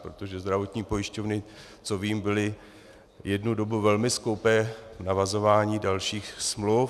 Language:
Czech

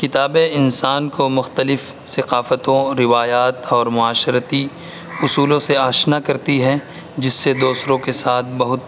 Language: Urdu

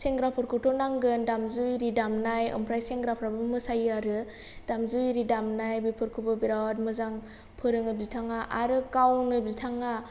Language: Bodo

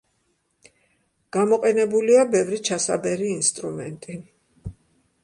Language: Georgian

